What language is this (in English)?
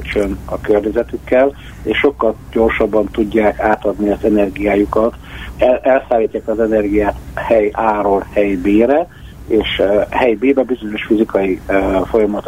Hungarian